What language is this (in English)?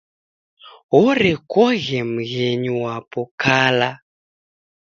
Taita